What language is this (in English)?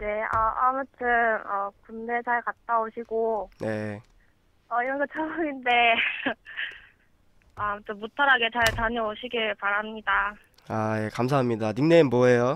Korean